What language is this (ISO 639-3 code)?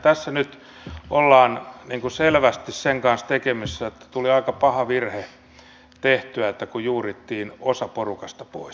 fin